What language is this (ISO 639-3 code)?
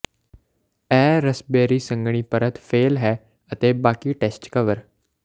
pan